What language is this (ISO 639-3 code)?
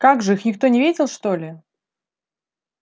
rus